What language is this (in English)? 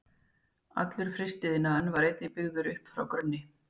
Icelandic